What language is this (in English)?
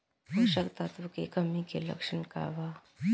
Bhojpuri